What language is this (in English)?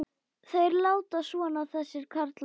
Icelandic